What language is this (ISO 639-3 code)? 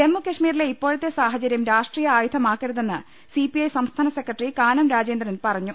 mal